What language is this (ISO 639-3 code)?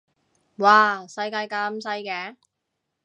yue